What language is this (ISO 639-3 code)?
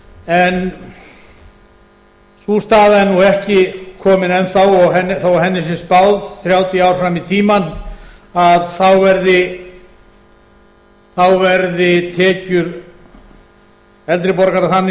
isl